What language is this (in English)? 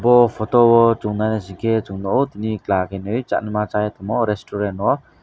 Kok Borok